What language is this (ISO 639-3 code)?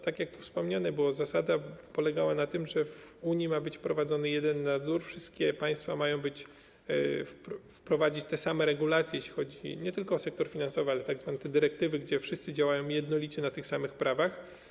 pol